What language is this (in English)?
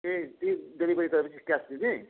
Nepali